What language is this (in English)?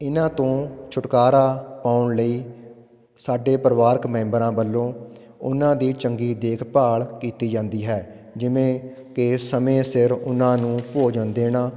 Punjabi